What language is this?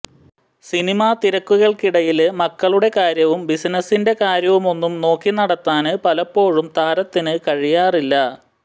Malayalam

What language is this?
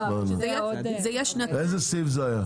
Hebrew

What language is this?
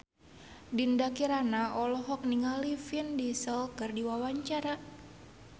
Sundanese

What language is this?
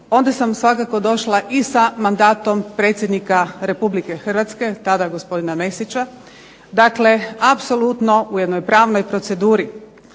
Croatian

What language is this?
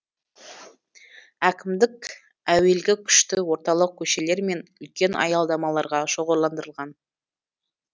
Kazakh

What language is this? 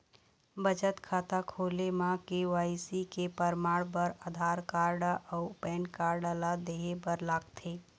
Chhattisgarhi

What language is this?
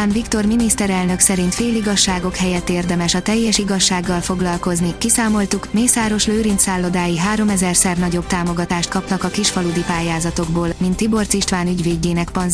Hungarian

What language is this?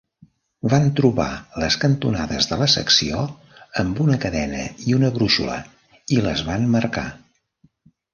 Catalan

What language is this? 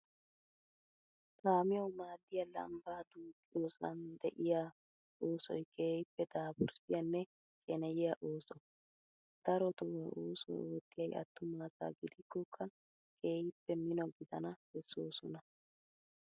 Wolaytta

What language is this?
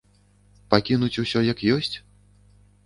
Belarusian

